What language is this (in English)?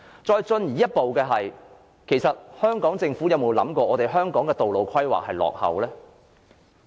Cantonese